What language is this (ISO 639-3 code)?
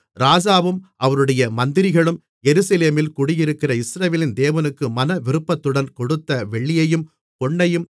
tam